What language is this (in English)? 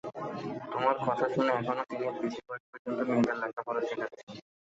Bangla